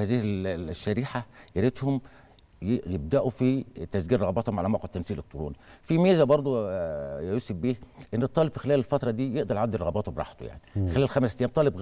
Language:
Arabic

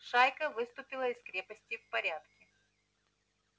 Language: Russian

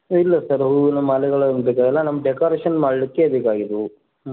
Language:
Kannada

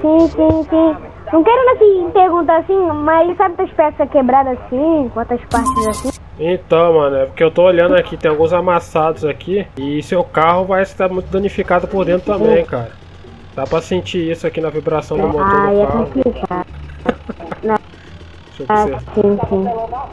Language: Portuguese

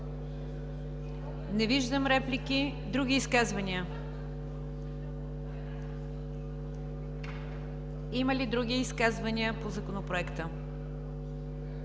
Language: Bulgarian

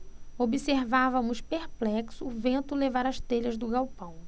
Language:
Portuguese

